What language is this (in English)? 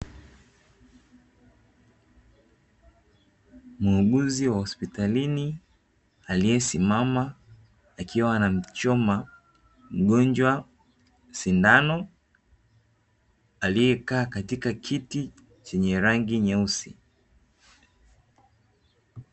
Swahili